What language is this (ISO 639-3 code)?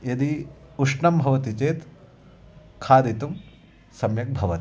san